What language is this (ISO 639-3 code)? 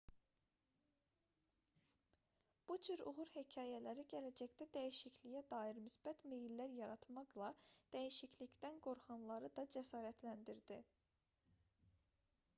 aze